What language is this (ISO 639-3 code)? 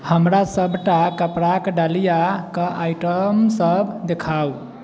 mai